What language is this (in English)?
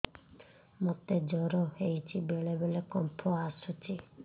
Odia